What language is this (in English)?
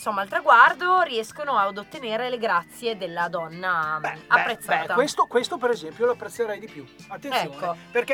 Italian